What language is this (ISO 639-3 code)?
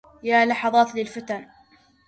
ara